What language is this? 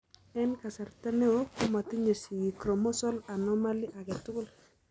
Kalenjin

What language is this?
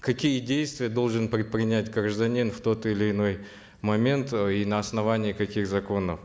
Kazakh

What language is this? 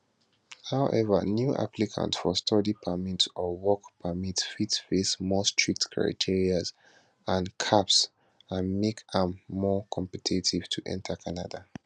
Nigerian Pidgin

